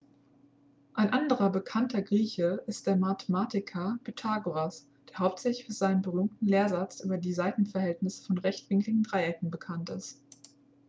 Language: German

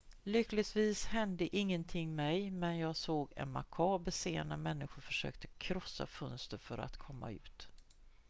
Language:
Swedish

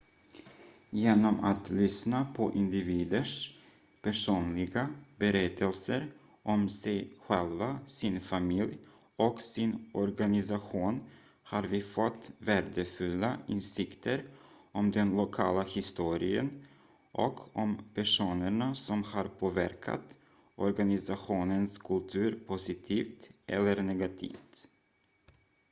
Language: Swedish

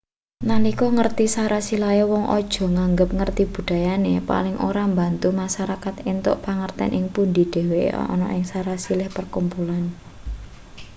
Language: Javanese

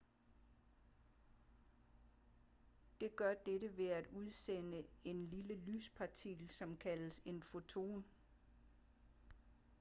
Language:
Danish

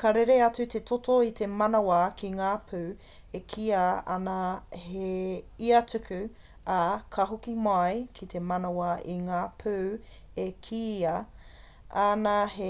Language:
Māori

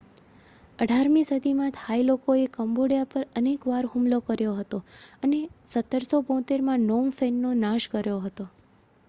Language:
Gujarati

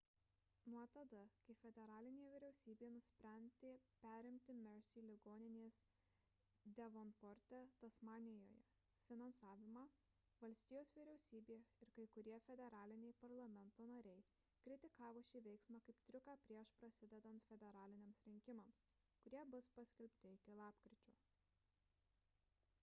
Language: Lithuanian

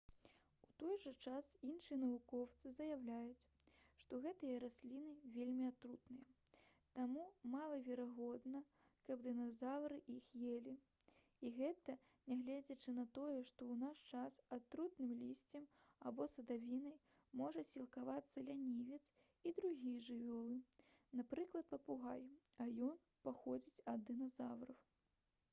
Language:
Belarusian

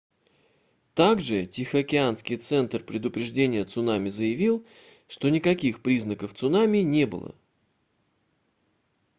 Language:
Russian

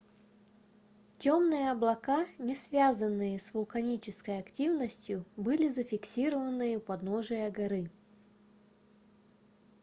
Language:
Russian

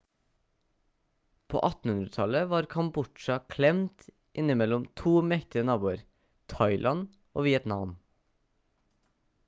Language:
Norwegian Bokmål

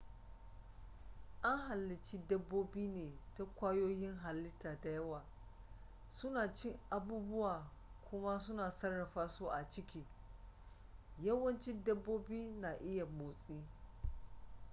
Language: Hausa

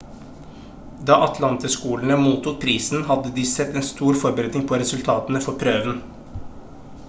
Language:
Norwegian Bokmål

